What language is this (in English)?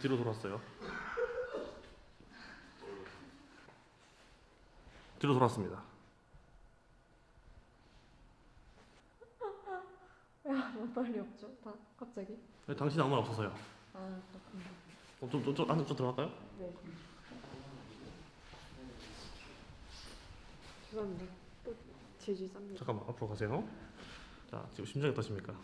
Korean